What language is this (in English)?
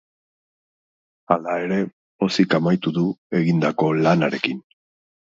Basque